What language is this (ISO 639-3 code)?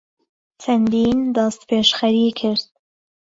ckb